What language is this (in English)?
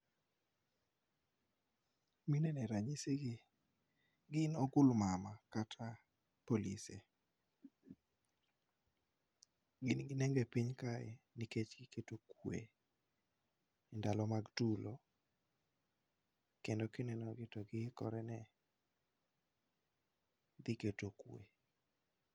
Luo (Kenya and Tanzania)